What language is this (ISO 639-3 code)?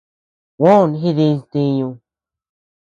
cux